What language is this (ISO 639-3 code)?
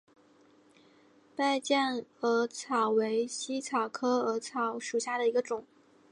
zho